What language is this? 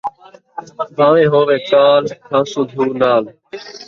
Saraiki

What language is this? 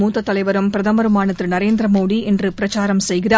Tamil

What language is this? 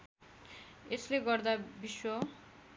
Nepali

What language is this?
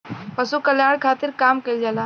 Bhojpuri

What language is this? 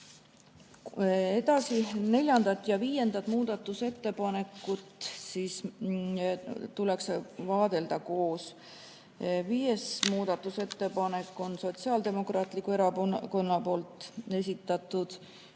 Estonian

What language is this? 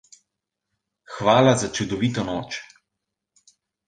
Slovenian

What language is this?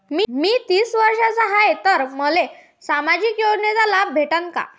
Marathi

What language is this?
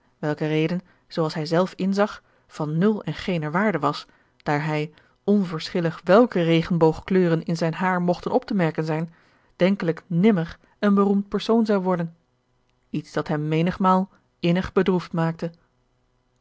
Dutch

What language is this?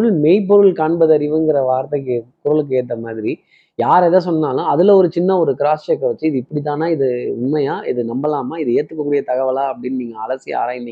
Tamil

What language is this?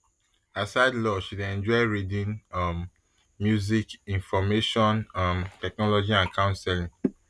Nigerian Pidgin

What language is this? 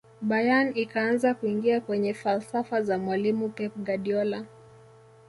Swahili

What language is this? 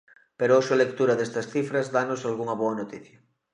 Galician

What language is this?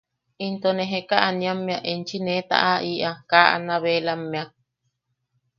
Yaqui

